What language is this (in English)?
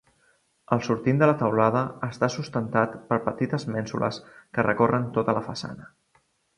Catalan